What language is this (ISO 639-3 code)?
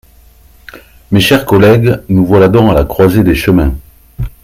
fra